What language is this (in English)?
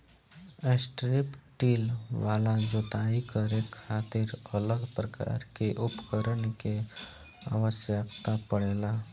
Bhojpuri